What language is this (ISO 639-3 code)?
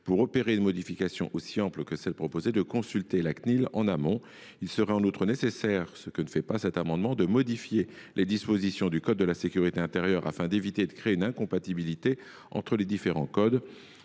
fra